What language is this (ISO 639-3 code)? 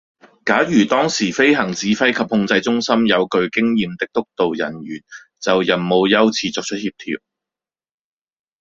yue